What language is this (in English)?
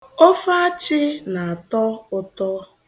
Igbo